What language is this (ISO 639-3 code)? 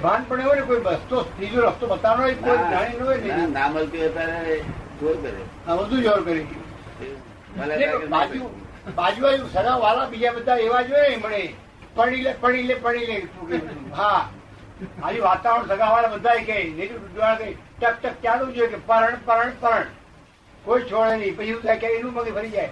guj